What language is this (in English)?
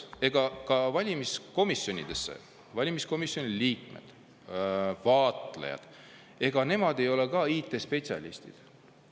Estonian